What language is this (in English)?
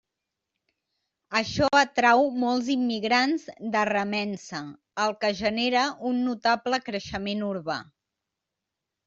Catalan